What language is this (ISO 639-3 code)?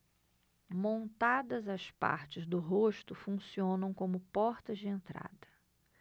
por